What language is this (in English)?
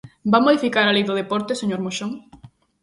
Galician